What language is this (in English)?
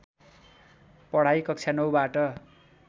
Nepali